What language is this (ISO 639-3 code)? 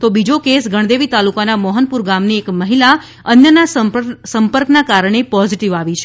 guj